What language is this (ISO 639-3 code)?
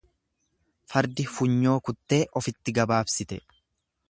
orm